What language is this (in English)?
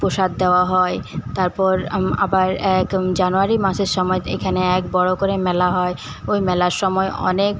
Bangla